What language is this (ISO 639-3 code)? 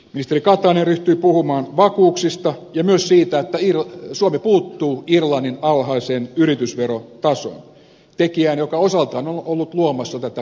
fin